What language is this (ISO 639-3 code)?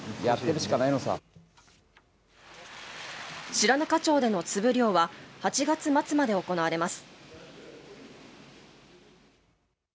jpn